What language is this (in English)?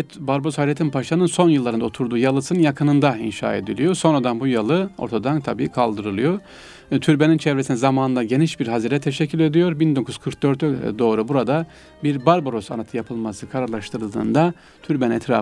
Turkish